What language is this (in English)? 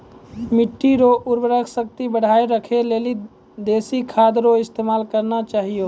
Maithili